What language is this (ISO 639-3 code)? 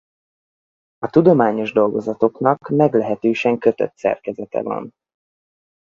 hun